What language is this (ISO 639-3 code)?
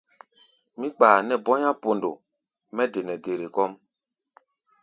gba